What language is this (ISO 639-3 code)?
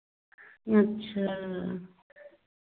hin